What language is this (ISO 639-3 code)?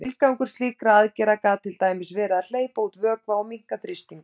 isl